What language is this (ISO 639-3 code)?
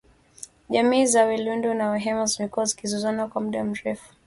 swa